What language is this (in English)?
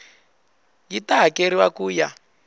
Tsonga